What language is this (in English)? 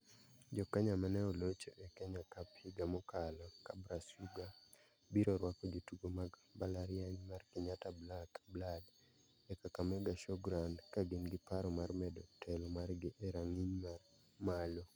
Luo (Kenya and Tanzania)